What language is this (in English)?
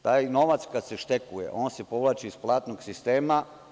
Serbian